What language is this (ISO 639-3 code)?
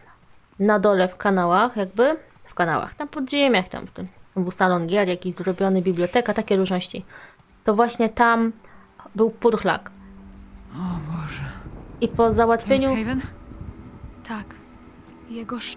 pol